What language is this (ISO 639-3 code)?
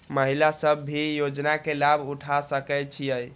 mai